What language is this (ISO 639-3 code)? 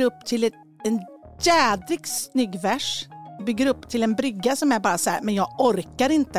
swe